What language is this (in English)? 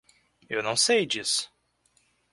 Portuguese